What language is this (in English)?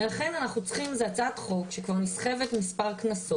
Hebrew